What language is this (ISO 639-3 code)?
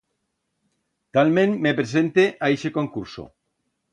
arg